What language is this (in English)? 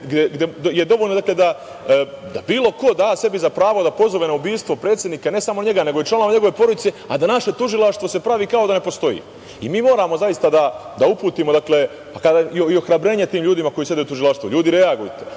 Serbian